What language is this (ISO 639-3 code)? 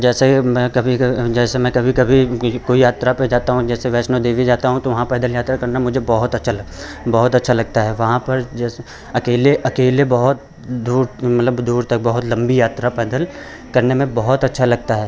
hin